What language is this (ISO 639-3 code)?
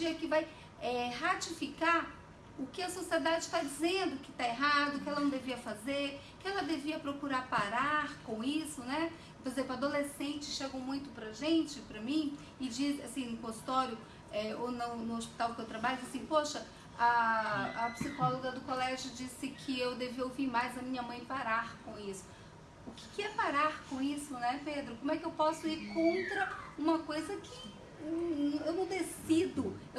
por